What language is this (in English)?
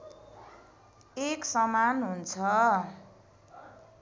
Nepali